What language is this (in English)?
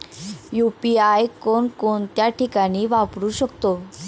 Marathi